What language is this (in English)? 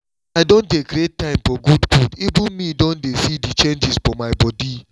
Nigerian Pidgin